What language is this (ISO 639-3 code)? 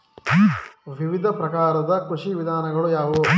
kan